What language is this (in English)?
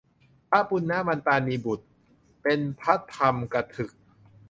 Thai